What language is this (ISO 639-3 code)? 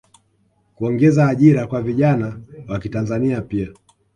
swa